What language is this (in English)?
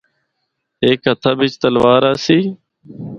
Northern Hindko